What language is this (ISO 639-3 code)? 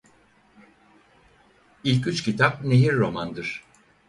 tur